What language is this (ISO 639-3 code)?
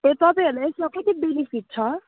nep